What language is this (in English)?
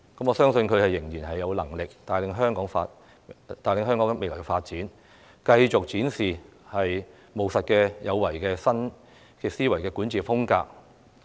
Cantonese